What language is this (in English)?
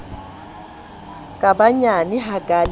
Southern Sotho